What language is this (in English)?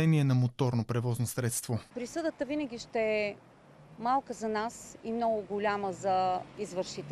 Bulgarian